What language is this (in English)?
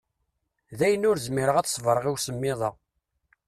Kabyle